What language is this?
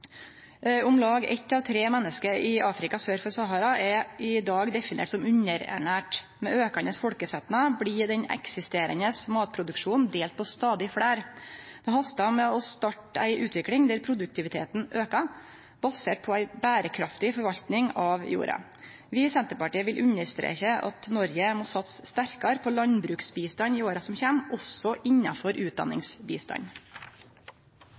Norwegian Nynorsk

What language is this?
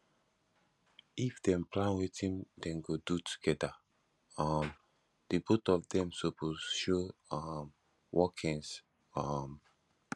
Nigerian Pidgin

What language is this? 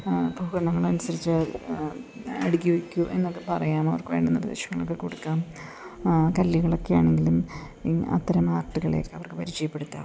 Malayalam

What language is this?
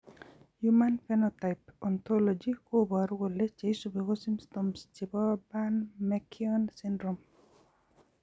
Kalenjin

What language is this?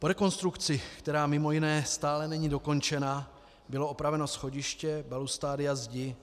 Czech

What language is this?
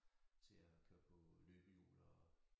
Danish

